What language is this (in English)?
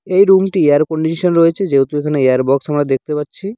Bangla